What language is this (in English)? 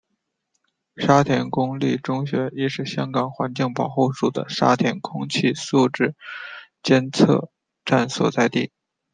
Chinese